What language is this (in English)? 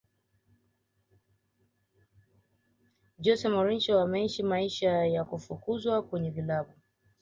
Swahili